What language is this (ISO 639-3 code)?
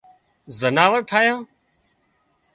kxp